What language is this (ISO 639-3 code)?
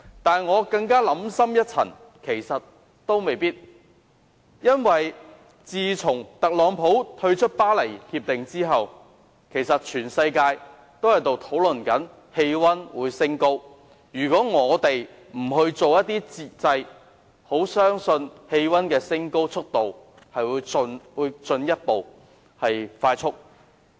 yue